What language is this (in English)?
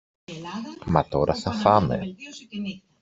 Greek